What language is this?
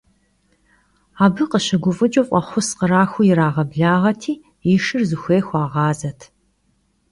Kabardian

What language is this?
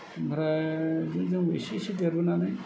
Bodo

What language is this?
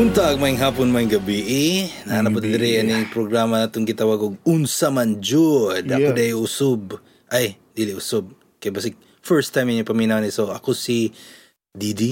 Filipino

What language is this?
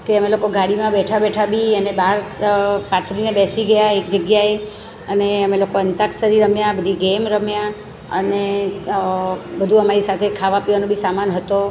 Gujarati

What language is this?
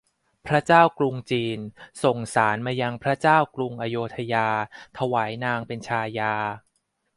Thai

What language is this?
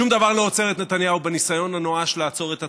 Hebrew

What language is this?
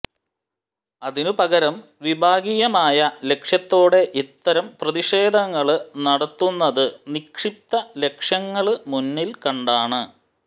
Malayalam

